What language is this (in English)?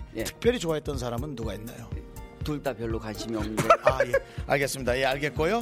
Korean